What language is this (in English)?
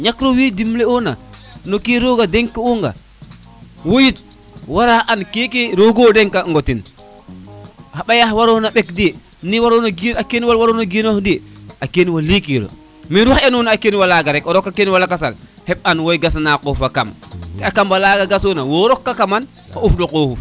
Serer